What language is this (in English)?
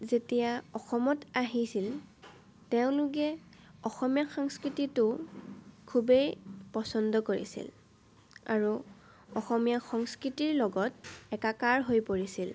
Assamese